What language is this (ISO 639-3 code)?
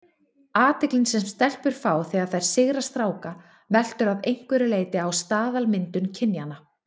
isl